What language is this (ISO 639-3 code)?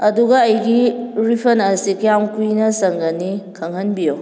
mni